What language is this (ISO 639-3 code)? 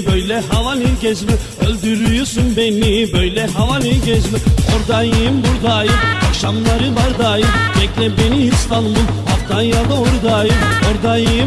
tur